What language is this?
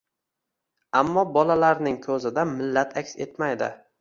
Uzbek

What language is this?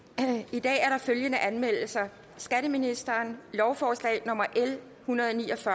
Danish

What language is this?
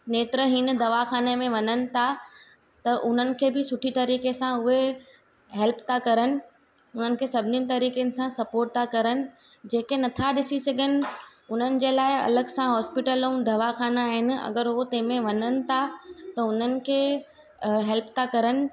Sindhi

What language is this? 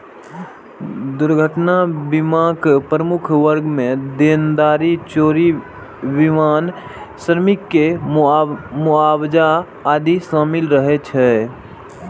Maithili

